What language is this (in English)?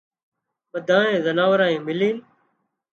Wadiyara Koli